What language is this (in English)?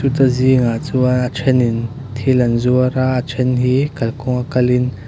Mizo